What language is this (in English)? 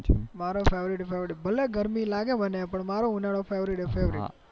Gujarati